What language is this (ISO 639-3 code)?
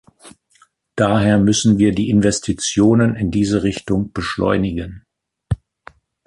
deu